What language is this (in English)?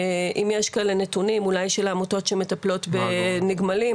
Hebrew